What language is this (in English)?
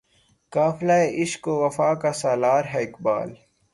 Urdu